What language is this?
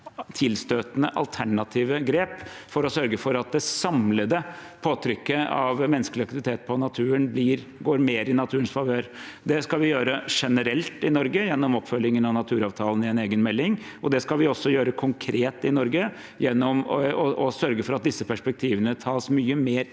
Norwegian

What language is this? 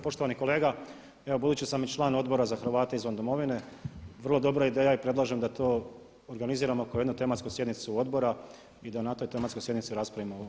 Croatian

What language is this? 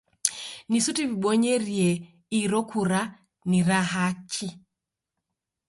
Taita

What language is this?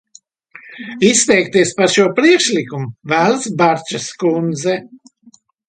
Latvian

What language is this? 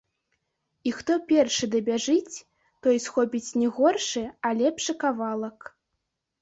Belarusian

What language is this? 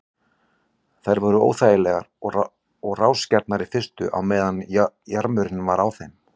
Icelandic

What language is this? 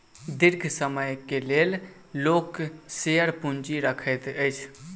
Maithili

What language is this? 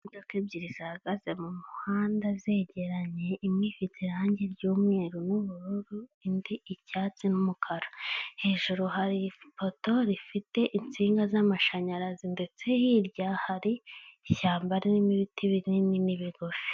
Kinyarwanda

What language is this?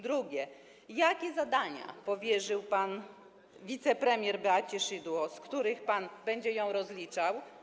Polish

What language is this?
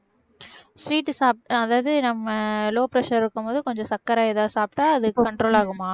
Tamil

